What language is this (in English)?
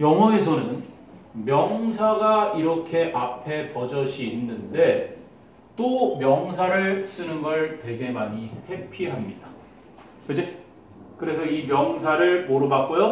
Korean